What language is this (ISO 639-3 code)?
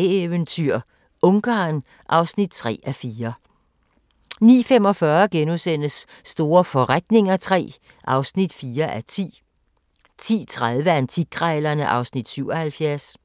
dan